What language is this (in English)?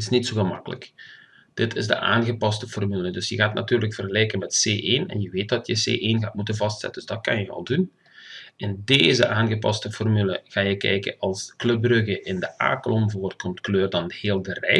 Dutch